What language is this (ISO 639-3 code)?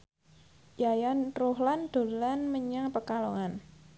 jav